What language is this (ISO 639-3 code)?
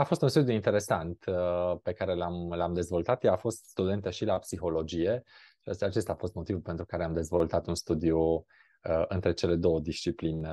ron